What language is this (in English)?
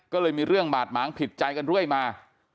Thai